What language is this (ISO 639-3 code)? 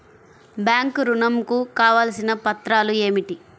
tel